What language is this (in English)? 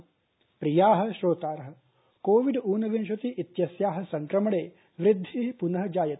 Sanskrit